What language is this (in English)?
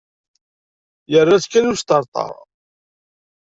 Kabyle